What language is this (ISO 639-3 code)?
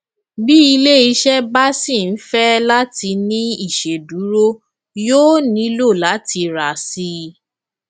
yor